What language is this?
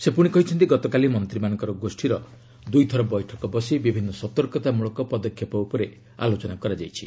Odia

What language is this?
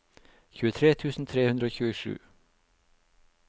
Norwegian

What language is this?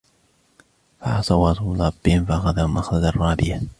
Arabic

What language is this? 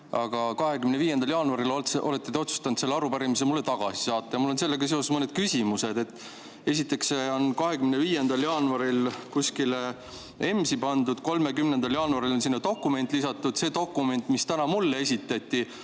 Estonian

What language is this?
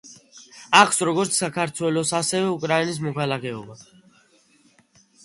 Georgian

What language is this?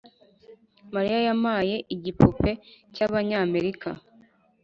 Kinyarwanda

